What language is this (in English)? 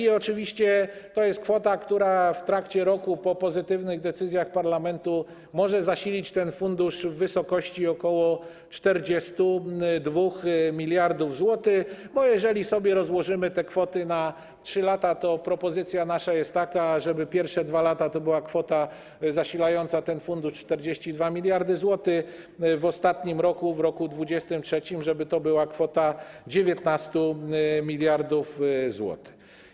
Polish